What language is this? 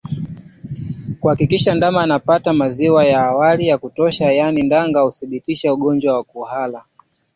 Swahili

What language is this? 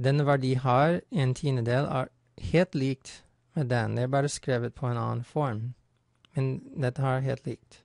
Norwegian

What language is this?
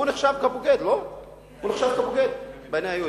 Hebrew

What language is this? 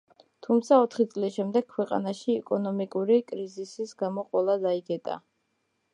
Georgian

